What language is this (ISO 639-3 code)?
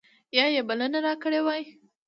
pus